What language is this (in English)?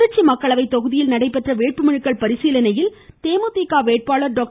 Tamil